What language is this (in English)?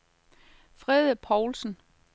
Danish